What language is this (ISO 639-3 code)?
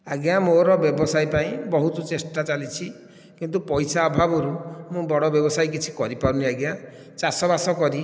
ori